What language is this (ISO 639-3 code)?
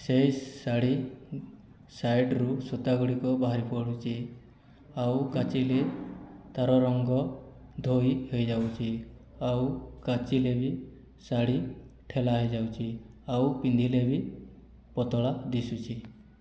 ori